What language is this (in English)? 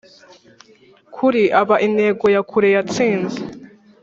Kinyarwanda